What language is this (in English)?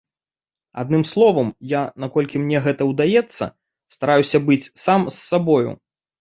Belarusian